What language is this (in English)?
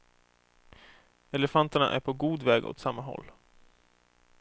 Swedish